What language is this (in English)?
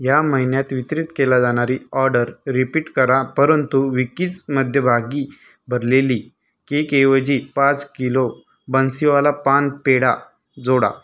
Marathi